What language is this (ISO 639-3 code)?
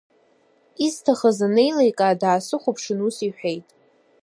abk